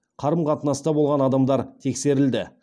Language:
Kazakh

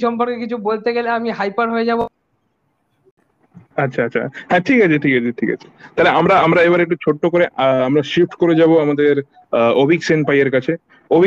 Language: Bangla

